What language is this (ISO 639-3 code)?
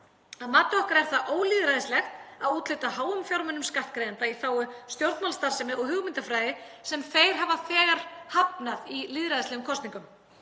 isl